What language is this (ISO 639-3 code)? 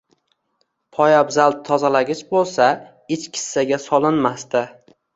uzb